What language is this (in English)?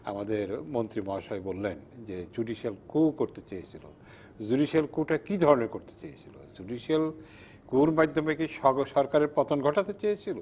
Bangla